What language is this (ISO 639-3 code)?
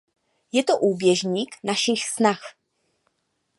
ces